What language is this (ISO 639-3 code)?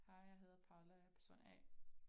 dan